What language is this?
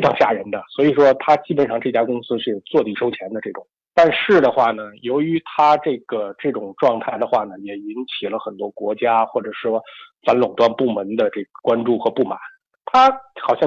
Chinese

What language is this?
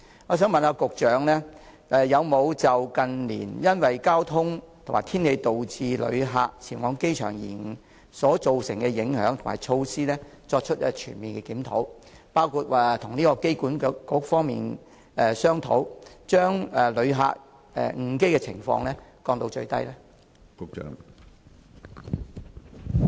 Cantonese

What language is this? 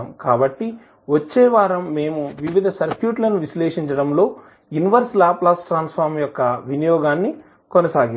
Telugu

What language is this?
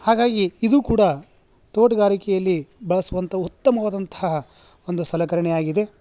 Kannada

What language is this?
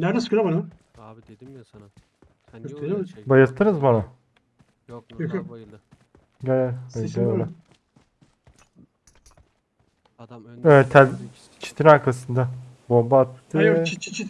Turkish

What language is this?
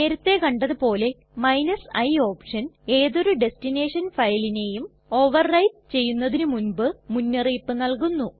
Malayalam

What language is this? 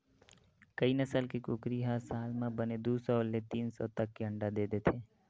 Chhattisgarhi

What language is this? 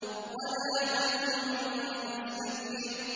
Arabic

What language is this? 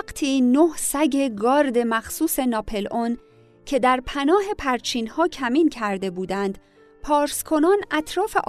Persian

